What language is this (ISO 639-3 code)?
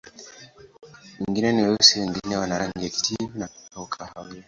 swa